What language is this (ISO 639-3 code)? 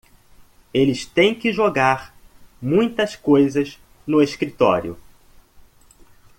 por